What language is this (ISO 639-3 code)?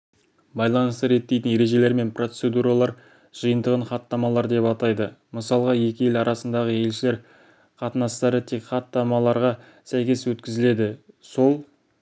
kaz